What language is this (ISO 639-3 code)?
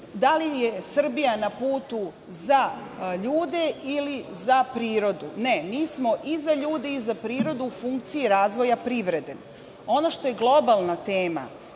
srp